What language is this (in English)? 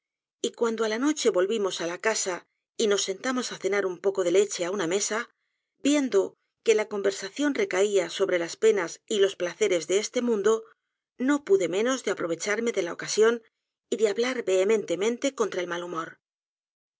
Spanish